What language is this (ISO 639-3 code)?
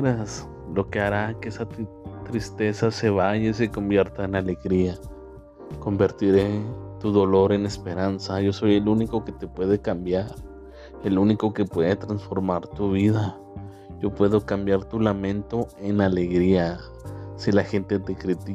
spa